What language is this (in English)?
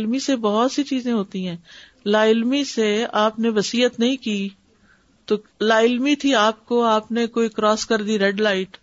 Urdu